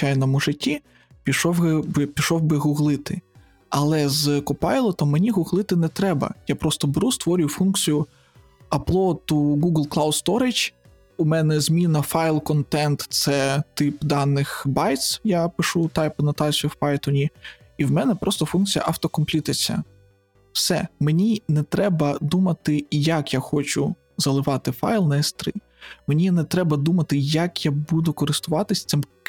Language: Ukrainian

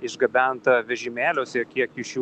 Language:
Lithuanian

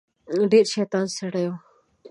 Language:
Pashto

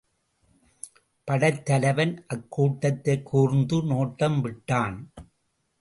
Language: Tamil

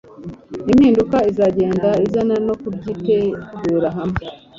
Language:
Kinyarwanda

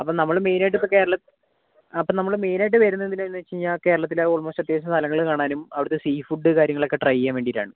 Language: Malayalam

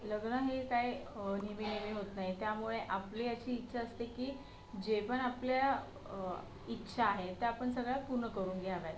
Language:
Marathi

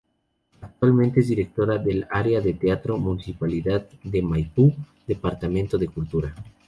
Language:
Spanish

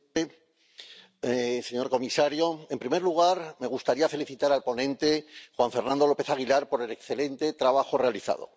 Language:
Spanish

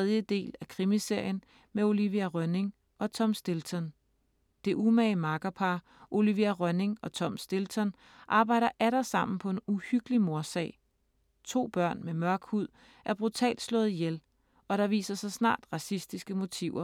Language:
Danish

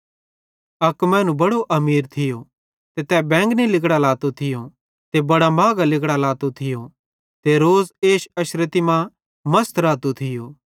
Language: Bhadrawahi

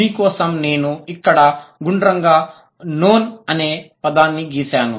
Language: Telugu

